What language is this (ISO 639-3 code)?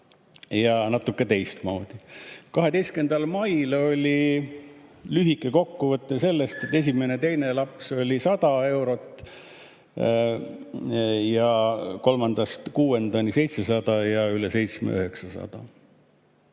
est